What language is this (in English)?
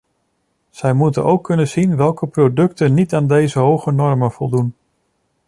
Dutch